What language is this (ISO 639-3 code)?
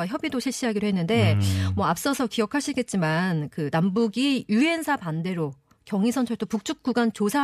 kor